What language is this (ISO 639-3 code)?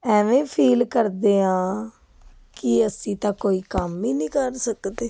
pan